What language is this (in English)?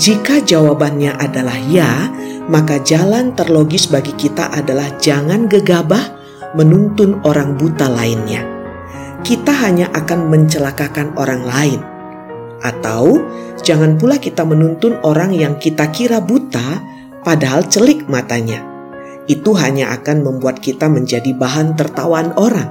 Indonesian